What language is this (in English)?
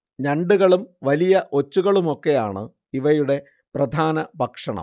Malayalam